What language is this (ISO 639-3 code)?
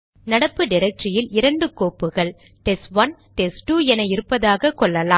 tam